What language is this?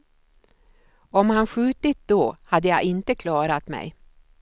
Swedish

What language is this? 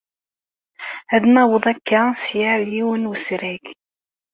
Kabyle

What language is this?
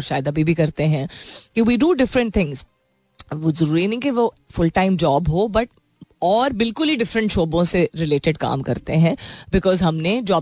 Hindi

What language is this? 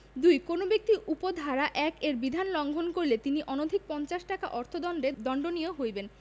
Bangla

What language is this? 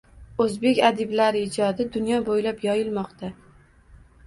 Uzbek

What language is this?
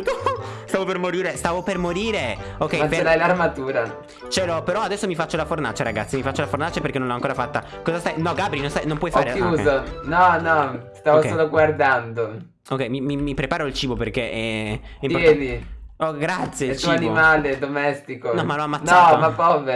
Italian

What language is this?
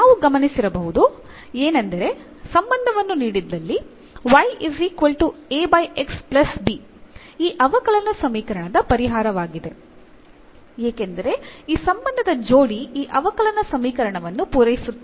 Kannada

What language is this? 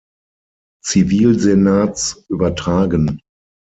German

